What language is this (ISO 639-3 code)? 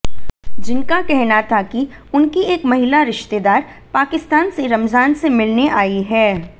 hin